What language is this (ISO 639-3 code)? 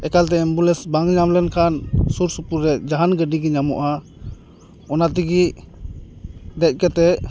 sat